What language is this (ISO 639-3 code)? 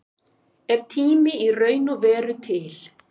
isl